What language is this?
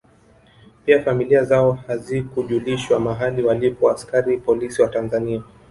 Swahili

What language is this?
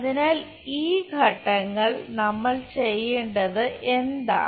Malayalam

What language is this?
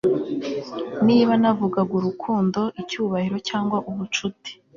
Kinyarwanda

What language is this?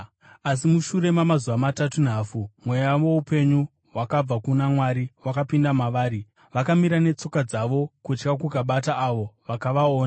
Shona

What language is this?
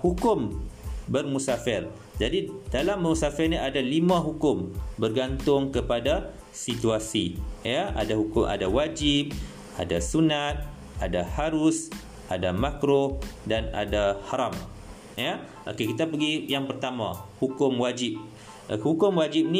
Malay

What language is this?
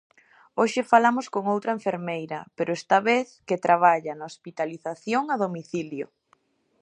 Galician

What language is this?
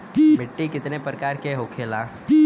Bhojpuri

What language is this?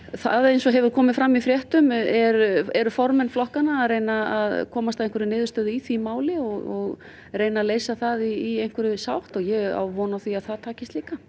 Icelandic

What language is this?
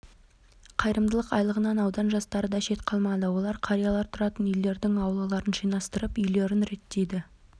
Kazakh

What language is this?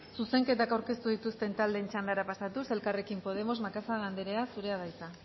Basque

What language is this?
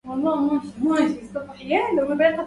Arabic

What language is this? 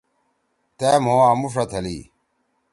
Torwali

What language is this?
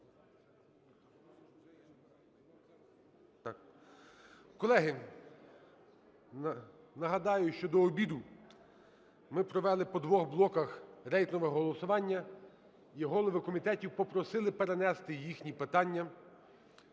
Ukrainian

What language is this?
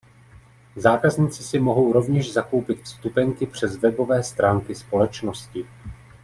Czech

